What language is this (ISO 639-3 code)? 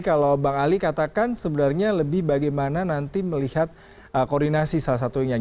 ind